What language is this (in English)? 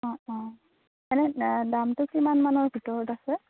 Assamese